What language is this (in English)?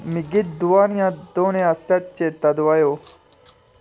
Dogri